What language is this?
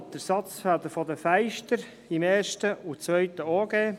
Swiss German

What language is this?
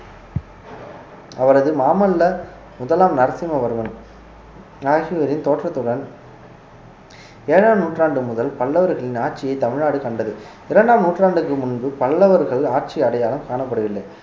Tamil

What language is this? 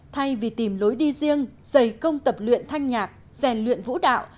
Vietnamese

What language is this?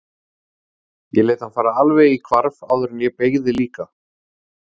Icelandic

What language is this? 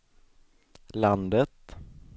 Swedish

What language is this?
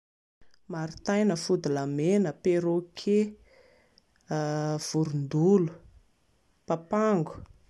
Malagasy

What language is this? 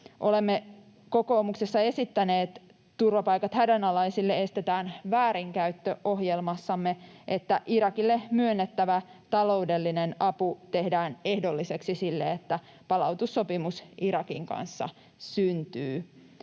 Finnish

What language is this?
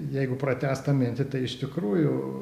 Lithuanian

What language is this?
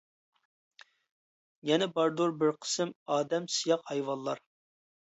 Uyghur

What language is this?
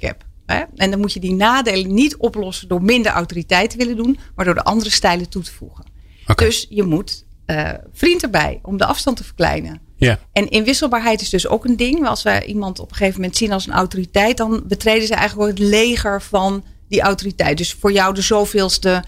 Dutch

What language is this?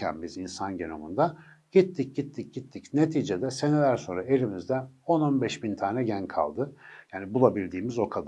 Turkish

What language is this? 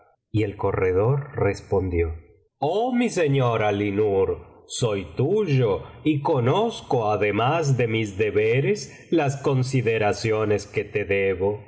Spanish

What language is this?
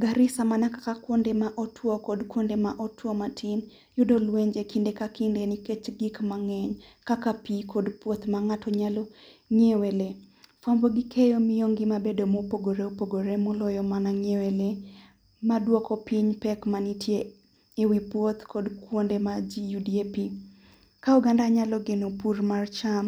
Luo (Kenya and Tanzania)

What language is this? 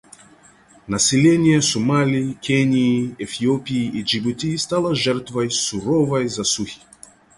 Russian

